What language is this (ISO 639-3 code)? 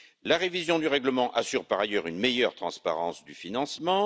fra